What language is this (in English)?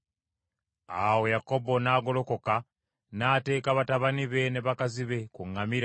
Ganda